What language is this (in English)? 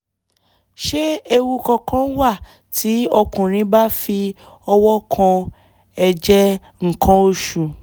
Yoruba